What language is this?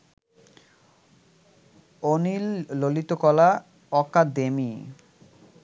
Bangla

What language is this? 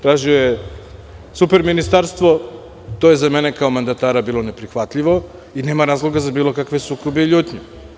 Serbian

